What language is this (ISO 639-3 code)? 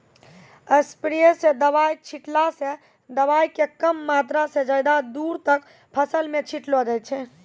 mai